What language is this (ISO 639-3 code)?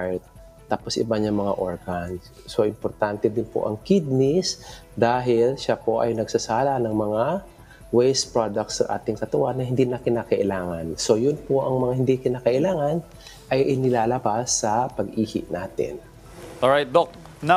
fil